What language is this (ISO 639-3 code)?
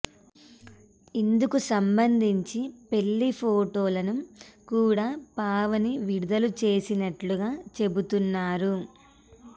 tel